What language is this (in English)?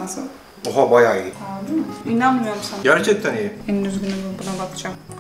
Turkish